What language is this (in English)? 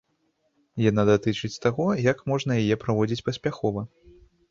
Belarusian